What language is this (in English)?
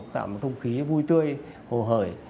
Vietnamese